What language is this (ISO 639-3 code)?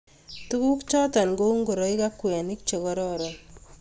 kln